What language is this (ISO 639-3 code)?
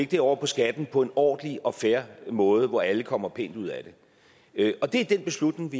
dan